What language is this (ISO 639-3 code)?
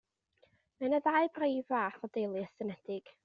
cym